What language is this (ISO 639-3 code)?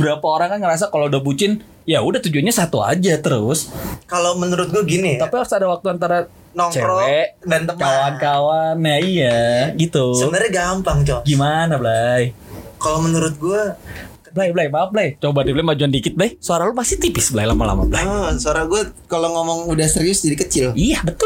ind